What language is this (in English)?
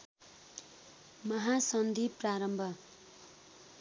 Nepali